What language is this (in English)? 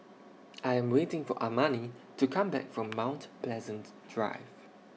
English